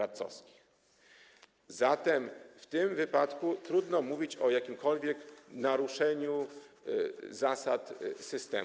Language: Polish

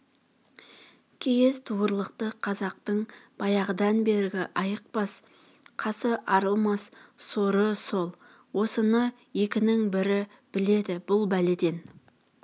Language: Kazakh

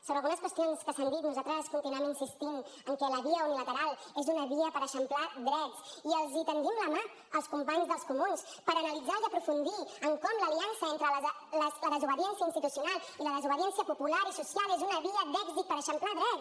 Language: Catalan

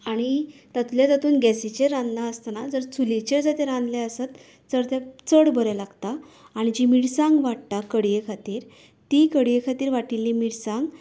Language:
Konkani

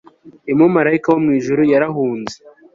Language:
Kinyarwanda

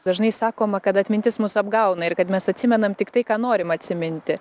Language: Lithuanian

